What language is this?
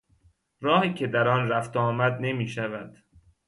Persian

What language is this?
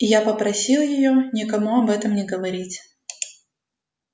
Russian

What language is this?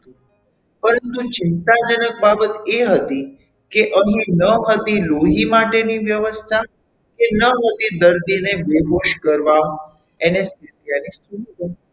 Gujarati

